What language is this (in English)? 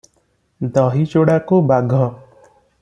Odia